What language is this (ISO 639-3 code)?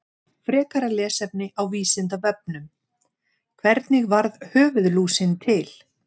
isl